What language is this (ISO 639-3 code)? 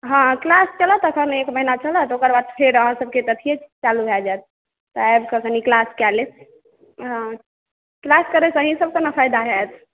mai